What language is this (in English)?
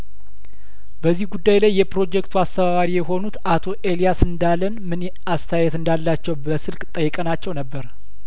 Amharic